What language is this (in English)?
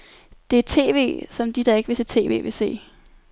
Danish